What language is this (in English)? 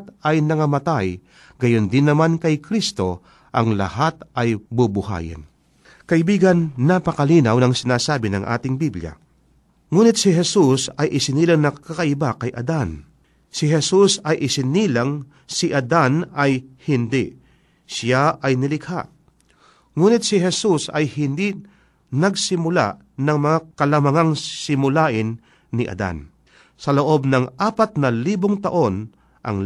Filipino